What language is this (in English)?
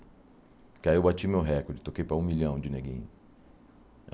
Portuguese